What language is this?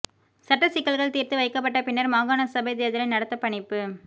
Tamil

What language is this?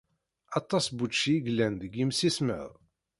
Kabyle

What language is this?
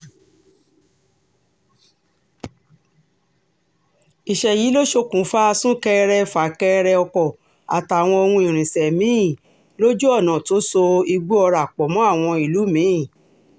Yoruba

